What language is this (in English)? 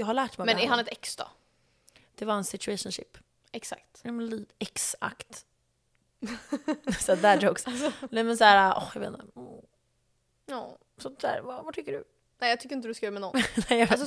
Swedish